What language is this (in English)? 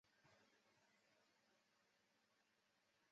Chinese